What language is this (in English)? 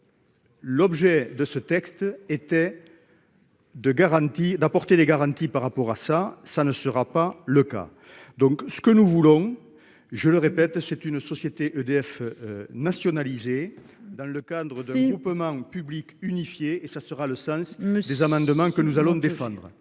French